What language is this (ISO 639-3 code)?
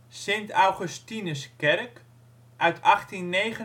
nld